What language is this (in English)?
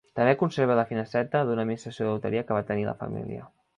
Catalan